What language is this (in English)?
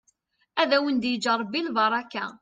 Kabyle